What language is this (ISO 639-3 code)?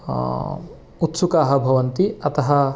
san